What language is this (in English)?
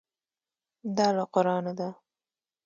Pashto